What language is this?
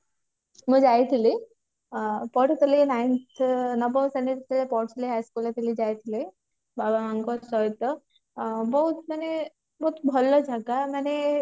Odia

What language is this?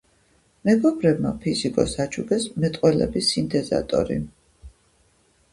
Georgian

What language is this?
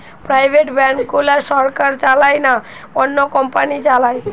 Bangla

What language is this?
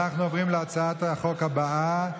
Hebrew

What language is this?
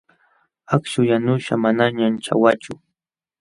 Jauja Wanca Quechua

